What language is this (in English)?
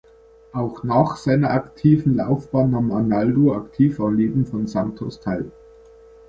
German